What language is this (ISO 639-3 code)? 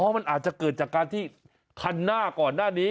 tha